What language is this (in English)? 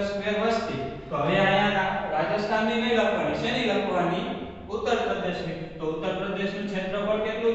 Hindi